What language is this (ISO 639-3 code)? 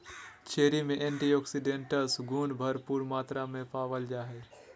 mag